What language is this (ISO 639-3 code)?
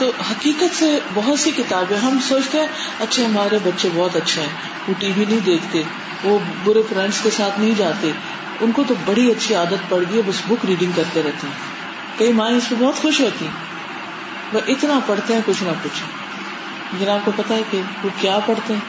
urd